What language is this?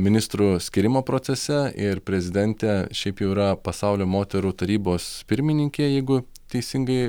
Lithuanian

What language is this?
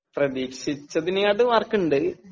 Malayalam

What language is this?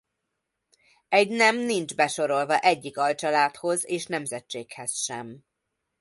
Hungarian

